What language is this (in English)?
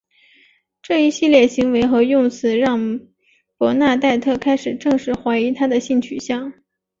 Chinese